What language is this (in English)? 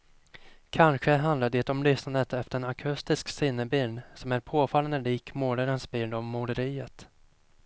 Swedish